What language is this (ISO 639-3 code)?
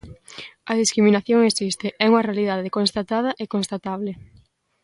glg